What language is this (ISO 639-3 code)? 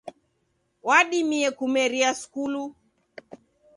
dav